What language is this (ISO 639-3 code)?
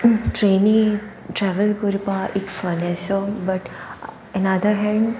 kok